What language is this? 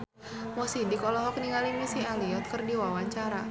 Sundanese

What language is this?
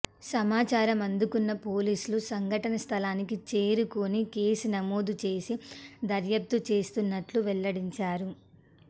Telugu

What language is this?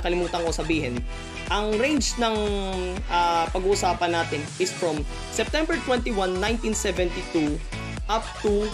Filipino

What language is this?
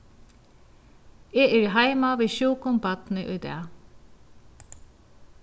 Faroese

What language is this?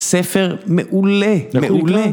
Hebrew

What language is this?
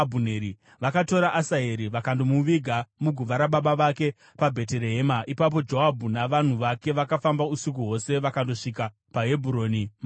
Shona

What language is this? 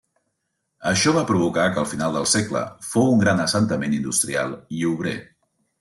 Catalan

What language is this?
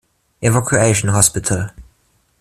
German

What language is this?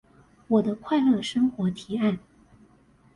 Chinese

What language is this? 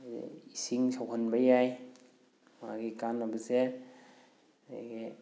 Manipuri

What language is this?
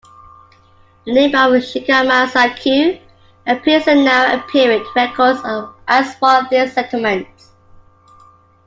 English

